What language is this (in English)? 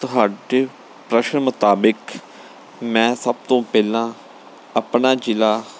Punjabi